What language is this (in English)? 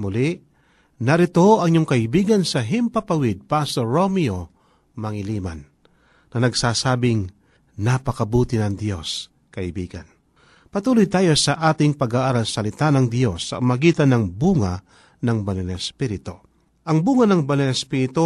Filipino